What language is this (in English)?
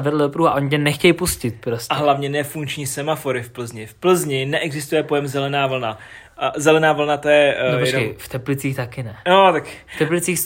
Czech